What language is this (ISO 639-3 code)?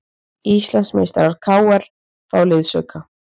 isl